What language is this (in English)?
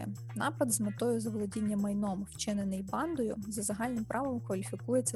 Ukrainian